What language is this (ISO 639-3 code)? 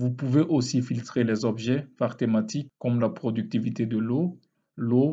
fra